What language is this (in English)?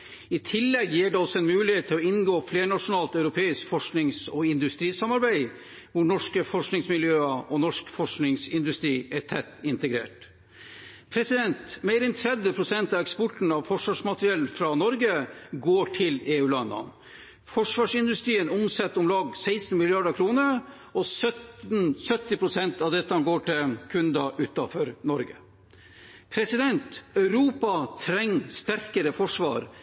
Norwegian Bokmål